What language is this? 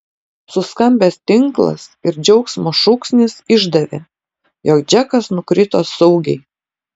Lithuanian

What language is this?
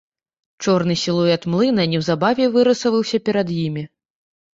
Belarusian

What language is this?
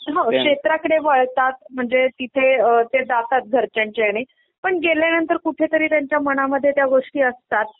Marathi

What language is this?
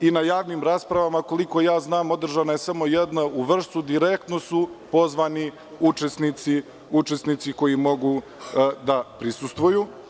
Serbian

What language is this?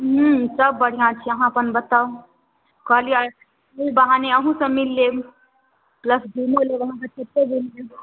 Maithili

